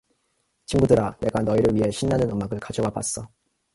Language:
Korean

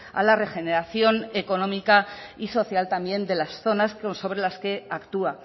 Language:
Spanish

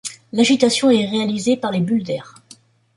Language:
French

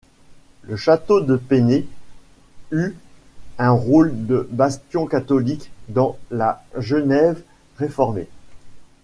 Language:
French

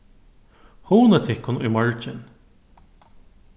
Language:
Faroese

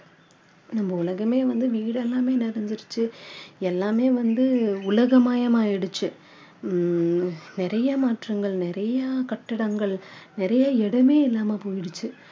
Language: Tamil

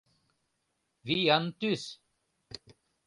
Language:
Mari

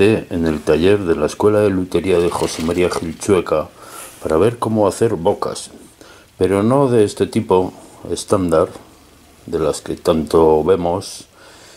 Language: Spanish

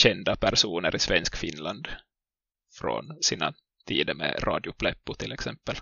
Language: Swedish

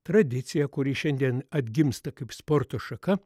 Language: Lithuanian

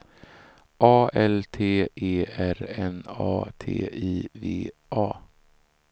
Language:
Swedish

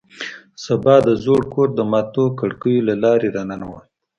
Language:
Pashto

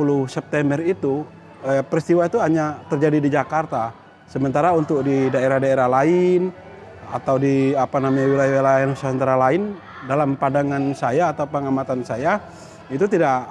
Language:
Indonesian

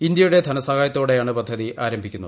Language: Malayalam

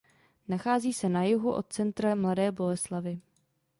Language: Czech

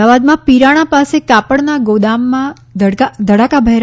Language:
Gujarati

